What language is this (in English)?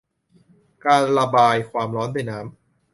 Thai